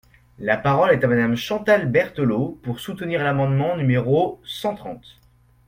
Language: French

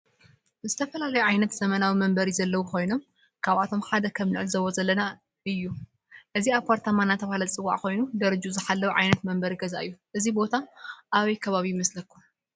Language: Tigrinya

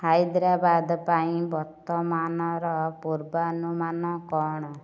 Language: Odia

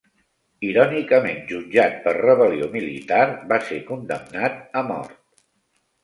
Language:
Catalan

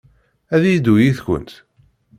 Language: Kabyle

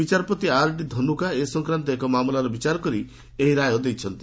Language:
Odia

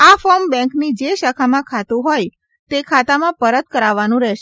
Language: Gujarati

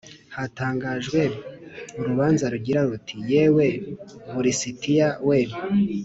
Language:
Kinyarwanda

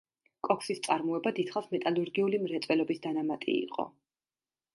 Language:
Georgian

